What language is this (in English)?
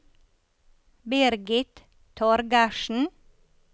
Norwegian